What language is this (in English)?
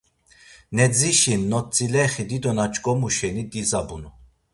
Laz